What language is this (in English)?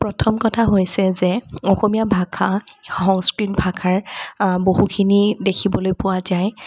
Assamese